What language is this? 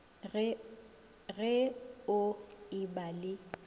Northern Sotho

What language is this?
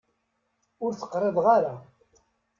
Kabyle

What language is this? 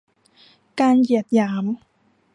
Thai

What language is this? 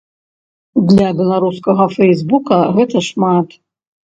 Belarusian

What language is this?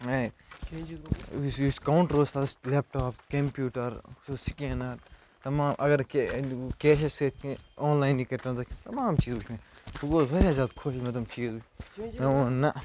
Kashmiri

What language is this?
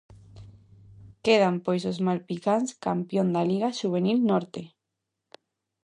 Galician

